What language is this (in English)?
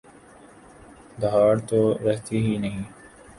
Urdu